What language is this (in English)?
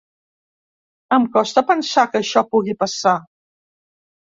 Catalan